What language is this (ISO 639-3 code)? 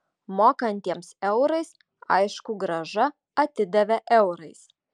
lit